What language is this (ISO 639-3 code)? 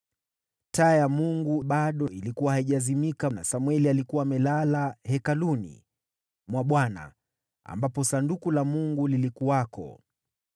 swa